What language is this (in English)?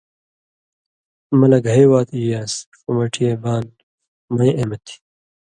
Indus Kohistani